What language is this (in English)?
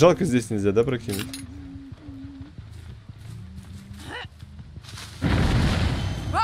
Russian